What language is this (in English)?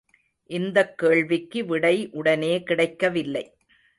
Tamil